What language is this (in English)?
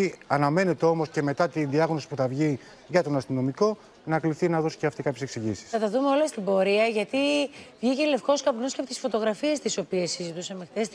Greek